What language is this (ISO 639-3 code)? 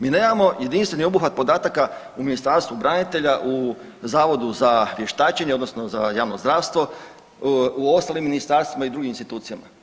hrv